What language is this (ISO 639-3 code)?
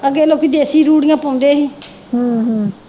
pan